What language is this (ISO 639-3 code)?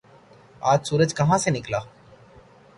urd